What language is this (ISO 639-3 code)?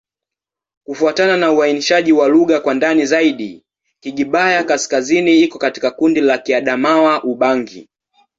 swa